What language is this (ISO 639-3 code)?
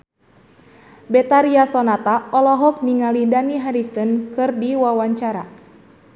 sun